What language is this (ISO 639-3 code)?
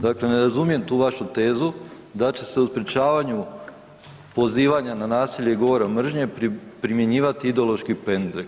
hrv